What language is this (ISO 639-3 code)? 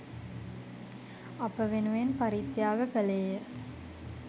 sin